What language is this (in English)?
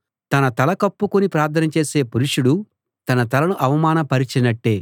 Telugu